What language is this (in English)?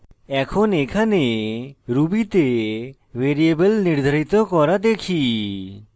Bangla